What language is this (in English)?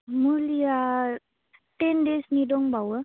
Bodo